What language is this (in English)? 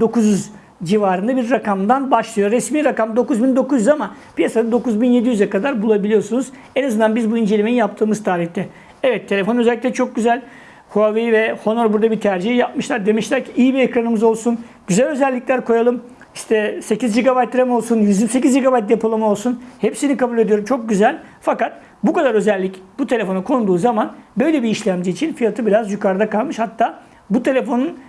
Turkish